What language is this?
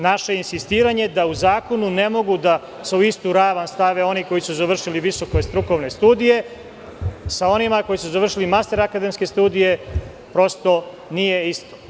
Serbian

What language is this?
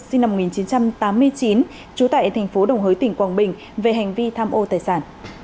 Vietnamese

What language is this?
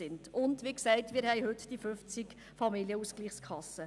Swiss German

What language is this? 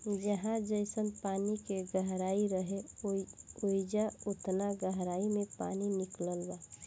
Bhojpuri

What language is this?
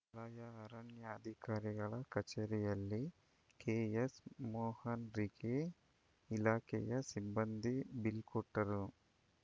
Kannada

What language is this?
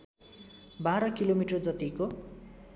Nepali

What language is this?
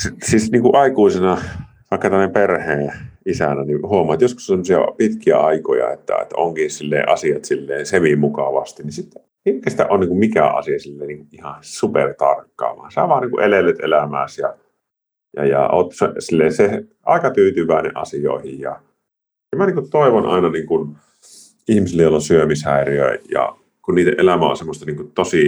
Finnish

